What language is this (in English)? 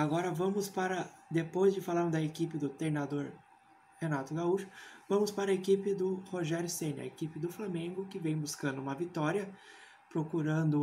Portuguese